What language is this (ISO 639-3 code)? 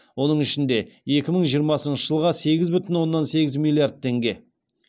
kaz